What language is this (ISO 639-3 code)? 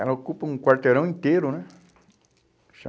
por